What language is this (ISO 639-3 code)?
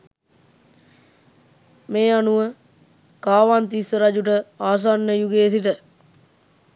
sin